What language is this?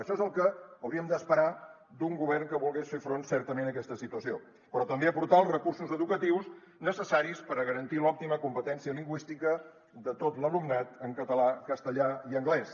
Catalan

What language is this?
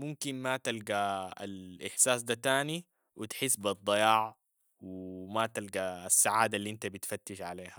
Sudanese Arabic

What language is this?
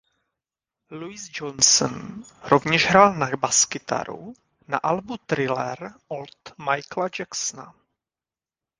Czech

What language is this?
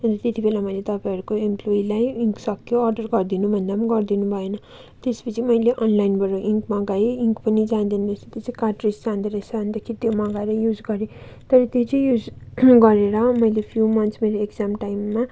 Nepali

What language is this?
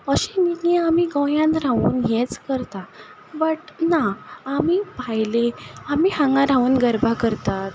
Konkani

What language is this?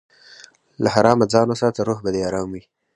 Pashto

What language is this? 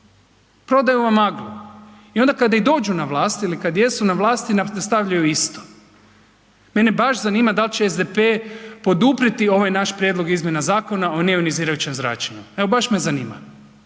Croatian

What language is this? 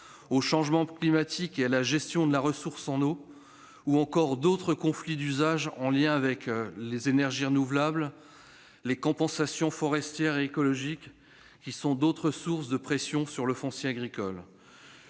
French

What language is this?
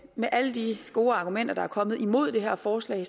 Danish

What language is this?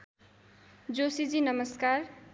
Nepali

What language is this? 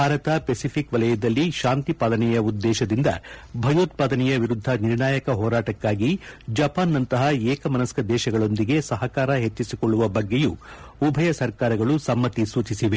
Kannada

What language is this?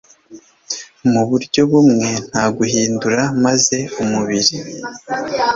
Kinyarwanda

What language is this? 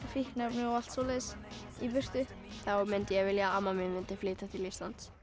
Icelandic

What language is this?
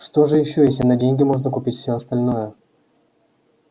Russian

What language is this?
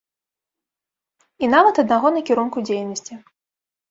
Belarusian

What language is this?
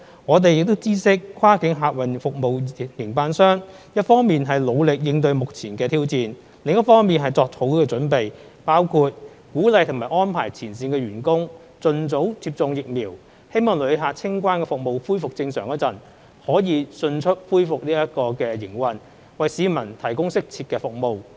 Cantonese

